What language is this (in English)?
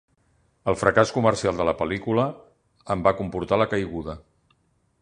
Catalan